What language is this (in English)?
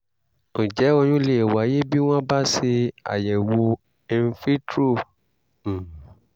Yoruba